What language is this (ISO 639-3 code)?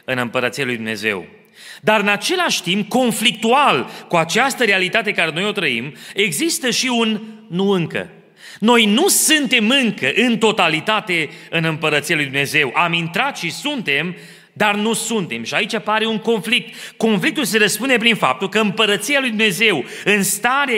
ron